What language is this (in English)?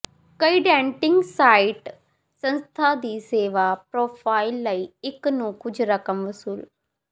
Punjabi